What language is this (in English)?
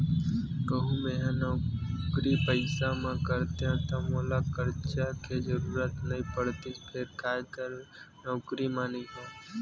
Chhattisgarhi